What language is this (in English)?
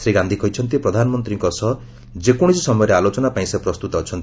Odia